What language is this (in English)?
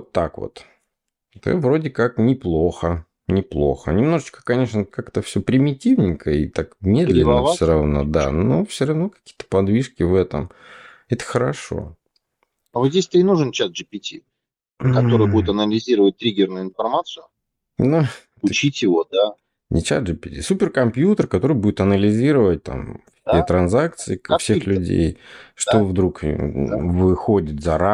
Russian